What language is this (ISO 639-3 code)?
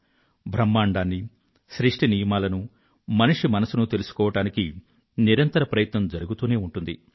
tel